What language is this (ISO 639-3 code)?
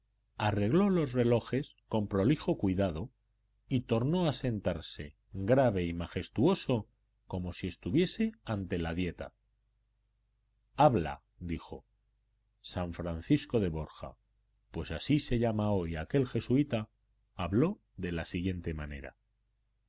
spa